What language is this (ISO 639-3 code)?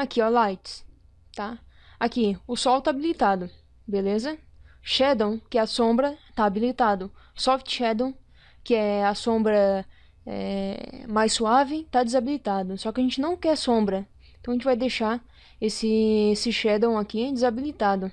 por